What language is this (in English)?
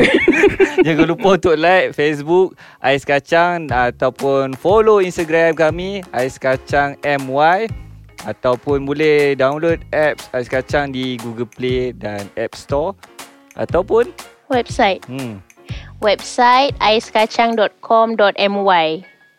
Malay